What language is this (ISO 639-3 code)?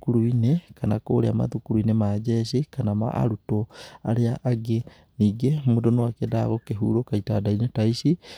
kik